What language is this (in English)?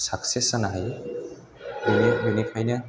Bodo